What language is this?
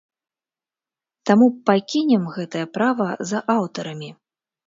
Belarusian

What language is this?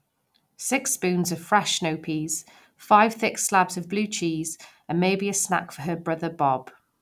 English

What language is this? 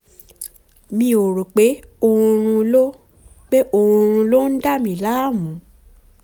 Yoruba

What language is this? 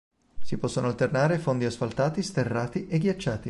Italian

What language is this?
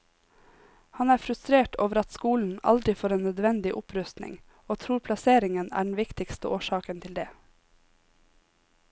Norwegian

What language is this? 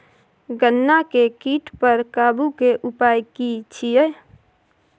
Maithili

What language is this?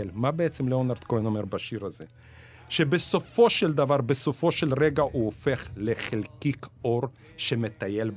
Hebrew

